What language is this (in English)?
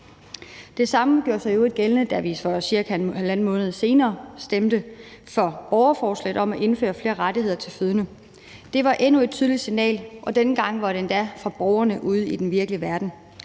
Danish